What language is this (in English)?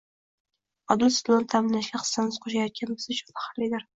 Uzbek